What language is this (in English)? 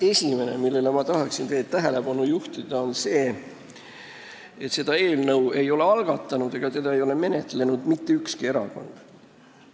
Estonian